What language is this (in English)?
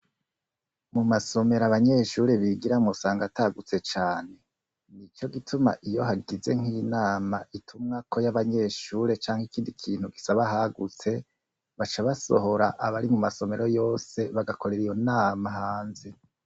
Rundi